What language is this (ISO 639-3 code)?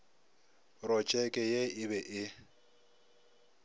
nso